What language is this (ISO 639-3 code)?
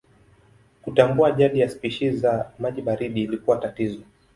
swa